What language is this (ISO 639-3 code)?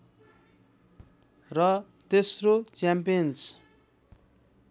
nep